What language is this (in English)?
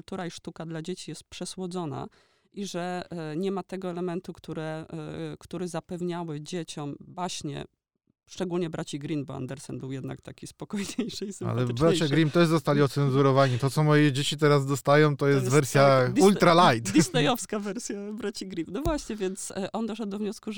Polish